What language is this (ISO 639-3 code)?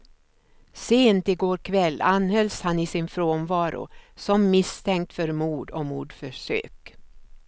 swe